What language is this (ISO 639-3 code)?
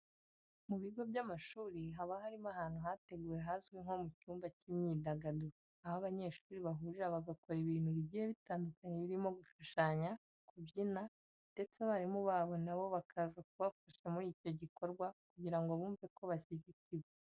kin